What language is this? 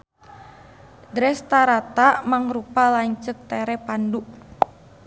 Sundanese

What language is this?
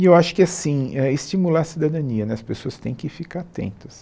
Portuguese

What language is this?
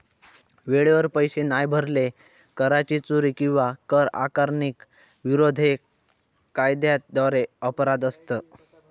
Marathi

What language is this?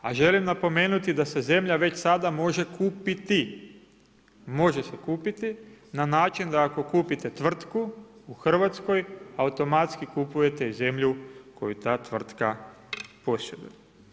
Croatian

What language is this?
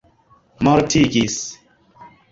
Esperanto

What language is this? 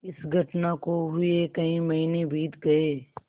Hindi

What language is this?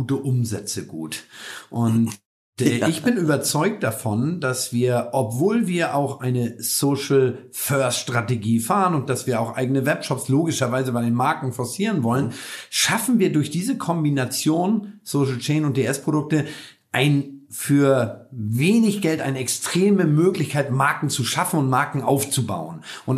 German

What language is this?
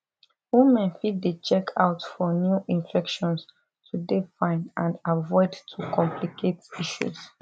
Nigerian Pidgin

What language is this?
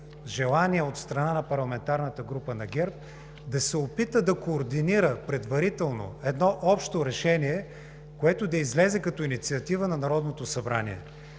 Bulgarian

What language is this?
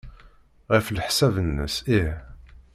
Kabyle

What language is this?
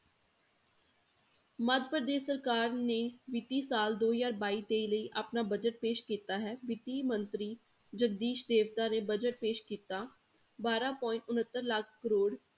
Punjabi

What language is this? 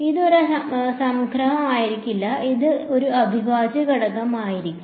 Malayalam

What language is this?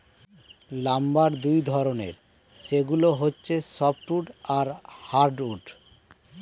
Bangla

